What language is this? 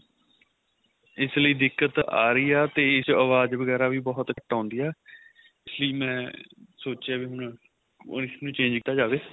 Punjabi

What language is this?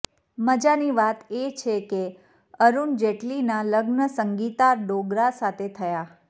Gujarati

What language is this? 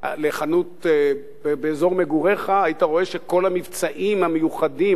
Hebrew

